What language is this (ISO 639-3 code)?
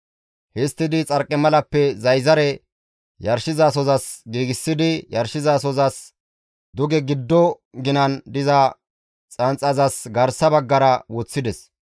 gmv